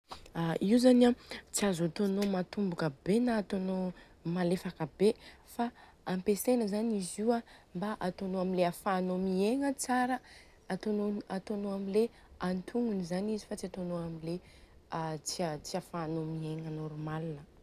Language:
Southern Betsimisaraka Malagasy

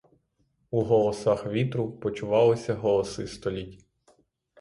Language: Ukrainian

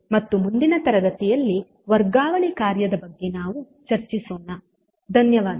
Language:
Kannada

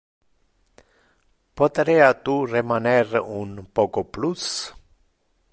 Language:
Interlingua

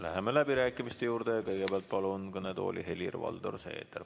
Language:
Estonian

